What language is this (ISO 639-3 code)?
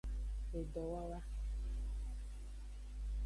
ajg